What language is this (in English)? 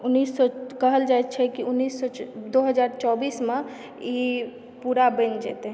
Maithili